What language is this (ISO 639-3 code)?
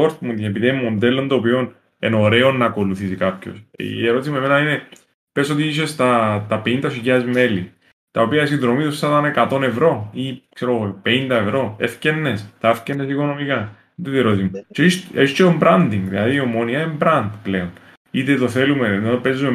ell